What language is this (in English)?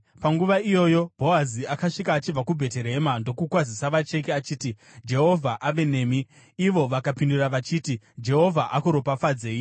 Shona